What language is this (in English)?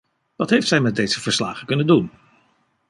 Dutch